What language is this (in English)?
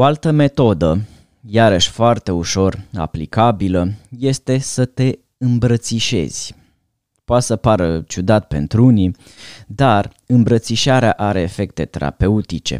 Romanian